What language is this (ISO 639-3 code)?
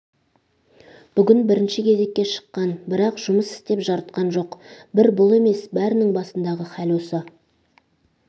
kaz